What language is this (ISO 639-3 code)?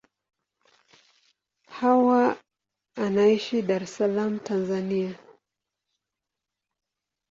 swa